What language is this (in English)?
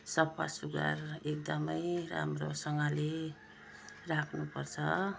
Nepali